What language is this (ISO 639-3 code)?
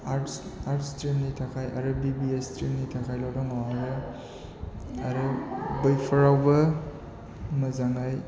brx